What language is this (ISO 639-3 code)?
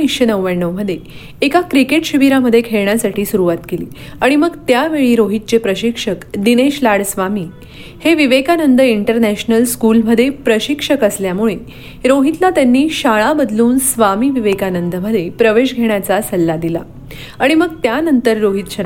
mar